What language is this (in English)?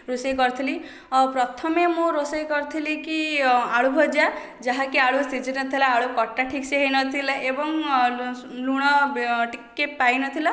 Odia